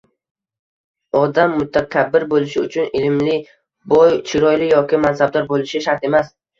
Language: Uzbek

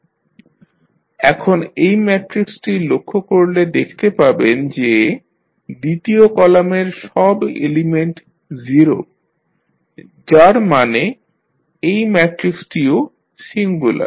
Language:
Bangla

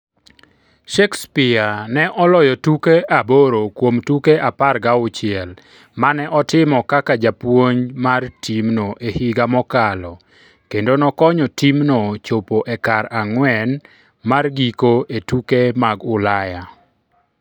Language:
Luo (Kenya and Tanzania)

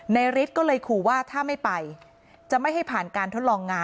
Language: Thai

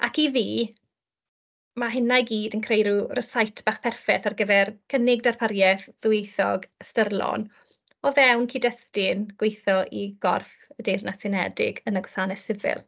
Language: Welsh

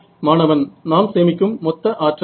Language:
Tamil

